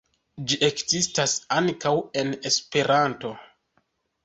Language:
Esperanto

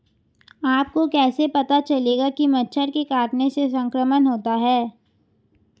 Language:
Hindi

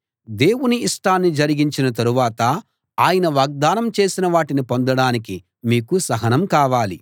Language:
Telugu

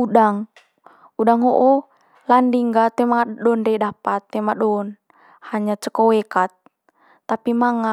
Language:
Manggarai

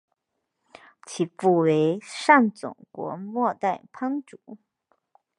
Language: Chinese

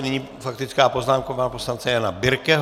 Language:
Czech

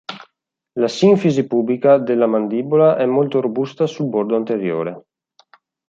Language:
Italian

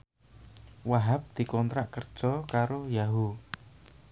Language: Javanese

